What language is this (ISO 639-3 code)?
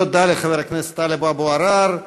heb